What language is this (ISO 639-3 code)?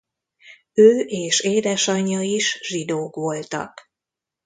hun